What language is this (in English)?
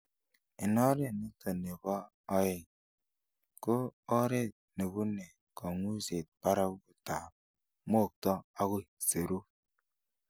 Kalenjin